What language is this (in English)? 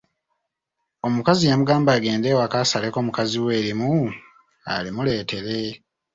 Ganda